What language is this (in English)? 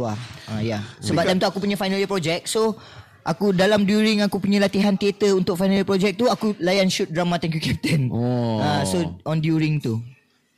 Malay